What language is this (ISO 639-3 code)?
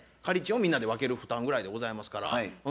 jpn